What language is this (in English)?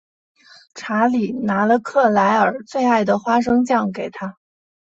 Chinese